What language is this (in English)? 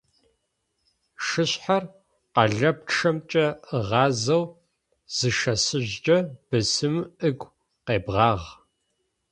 Adyghe